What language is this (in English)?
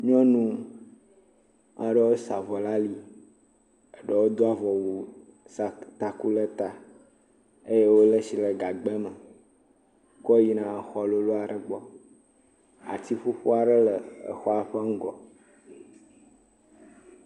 Ewe